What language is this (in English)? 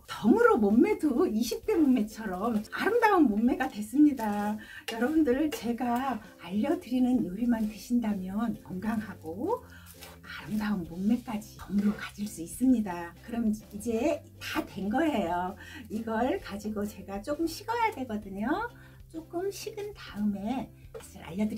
Korean